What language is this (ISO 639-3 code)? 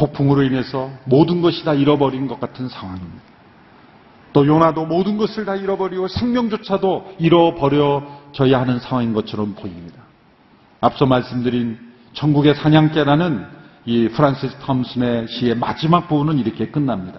kor